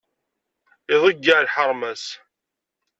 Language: Kabyle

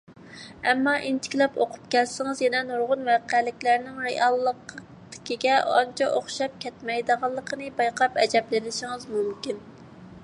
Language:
Uyghur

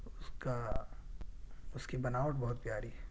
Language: Urdu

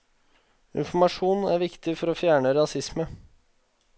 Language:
Norwegian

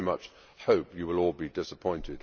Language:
English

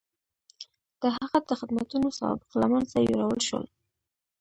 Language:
Pashto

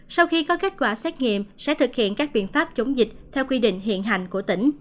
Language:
Vietnamese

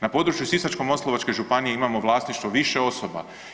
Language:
Croatian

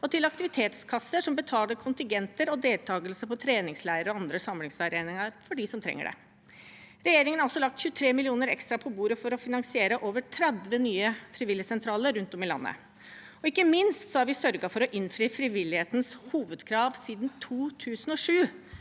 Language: Norwegian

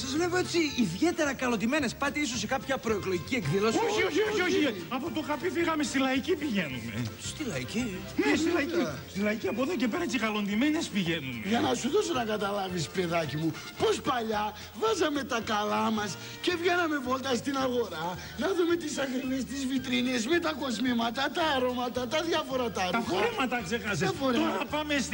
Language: Greek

